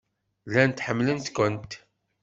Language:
Kabyle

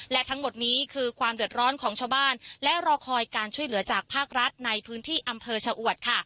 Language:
Thai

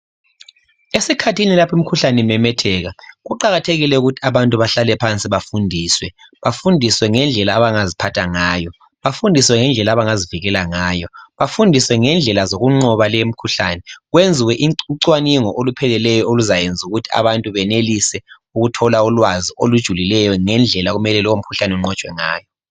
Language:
North Ndebele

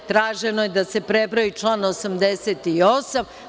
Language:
Serbian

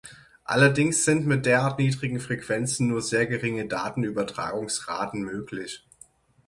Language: German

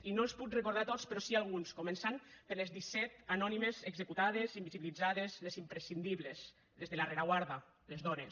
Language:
Catalan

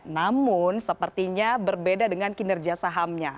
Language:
Indonesian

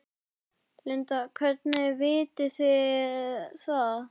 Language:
Icelandic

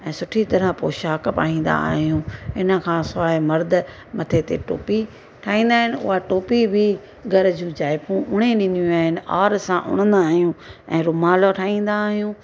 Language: Sindhi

